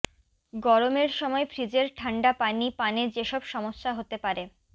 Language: Bangla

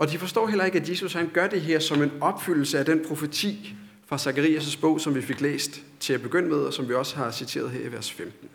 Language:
Danish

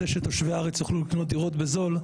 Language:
Hebrew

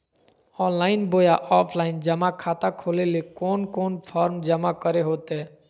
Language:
Magahi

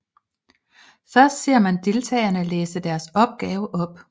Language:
Danish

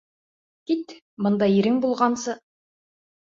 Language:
Bashkir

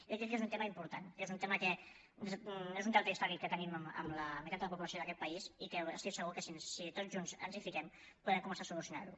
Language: Catalan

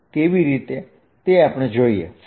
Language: Gujarati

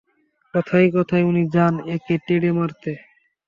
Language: Bangla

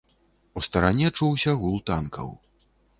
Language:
Belarusian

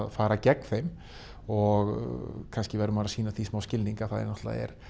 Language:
Icelandic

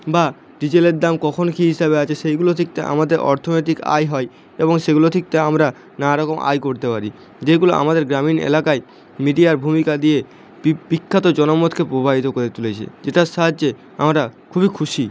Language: Bangla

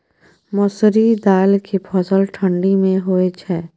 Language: Maithili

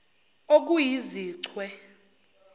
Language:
Zulu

